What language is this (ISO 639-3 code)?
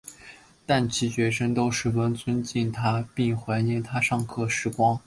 zho